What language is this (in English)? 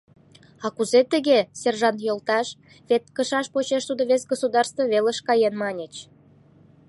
Mari